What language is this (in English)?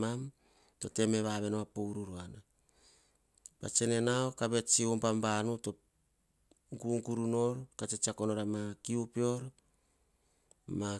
Hahon